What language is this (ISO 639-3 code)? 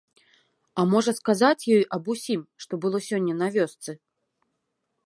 bel